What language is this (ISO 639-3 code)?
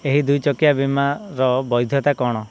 ori